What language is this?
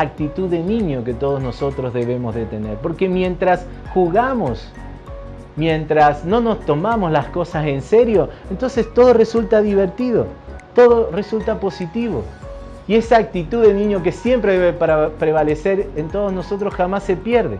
Spanish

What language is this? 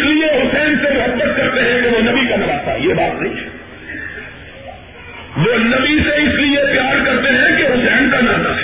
Urdu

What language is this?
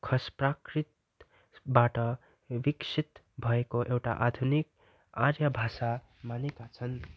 Nepali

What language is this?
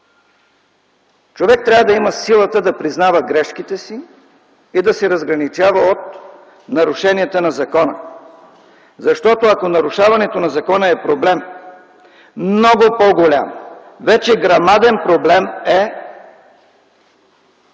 Bulgarian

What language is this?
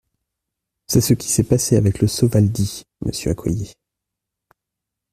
French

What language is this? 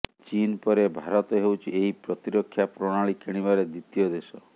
Odia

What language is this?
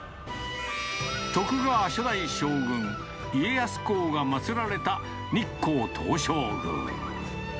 Japanese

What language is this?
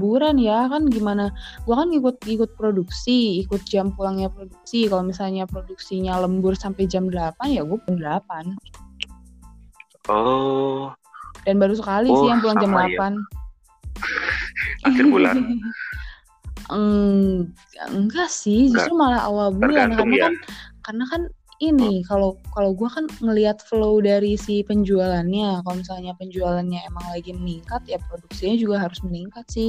Indonesian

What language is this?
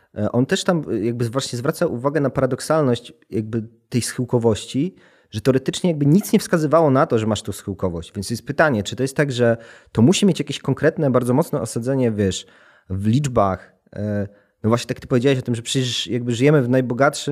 Polish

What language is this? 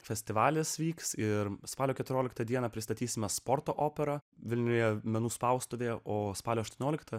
Lithuanian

